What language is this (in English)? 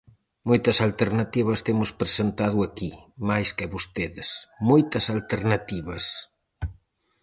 Galician